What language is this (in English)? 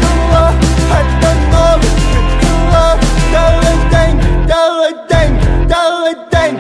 Vietnamese